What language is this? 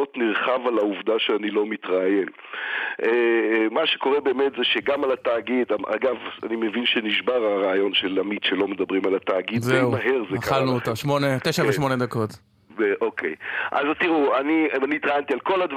Hebrew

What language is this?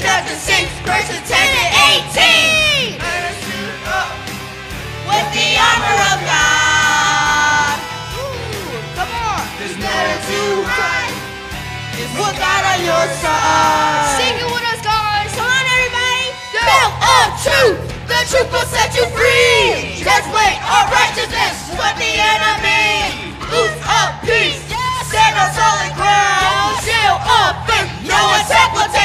English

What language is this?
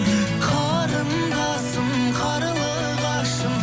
Kazakh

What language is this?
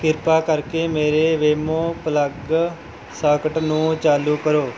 Punjabi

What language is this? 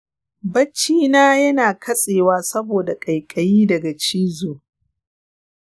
Hausa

